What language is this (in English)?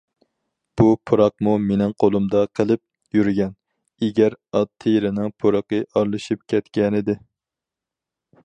Uyghur